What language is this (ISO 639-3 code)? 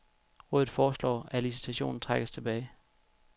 dan